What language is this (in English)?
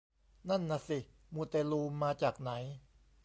Thai